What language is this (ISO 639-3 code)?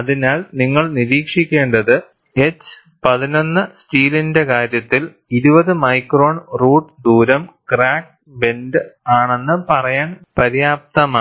mal